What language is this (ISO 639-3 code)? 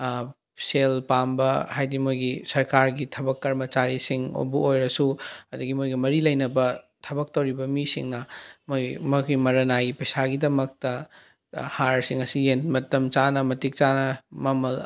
mni